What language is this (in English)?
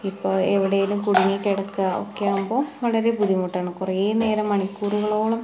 Malayalam